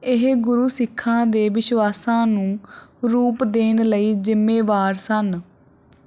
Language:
Punjabi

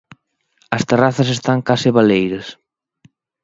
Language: Galician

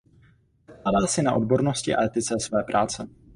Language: Czech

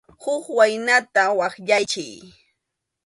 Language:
Arequipa-La Unión Quechua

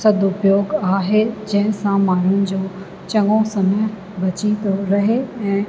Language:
Sindhi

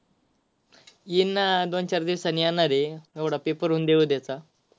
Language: Marathi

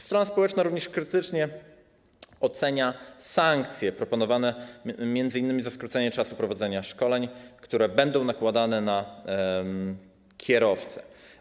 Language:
Polish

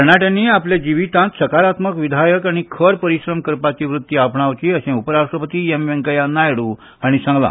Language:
Konkani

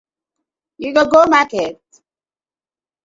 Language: Nigerian Pidgin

